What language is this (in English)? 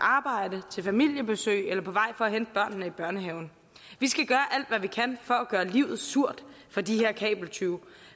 Danish